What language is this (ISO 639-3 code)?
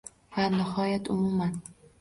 uzb